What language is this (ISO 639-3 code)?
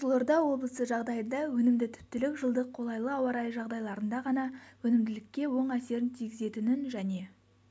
kaz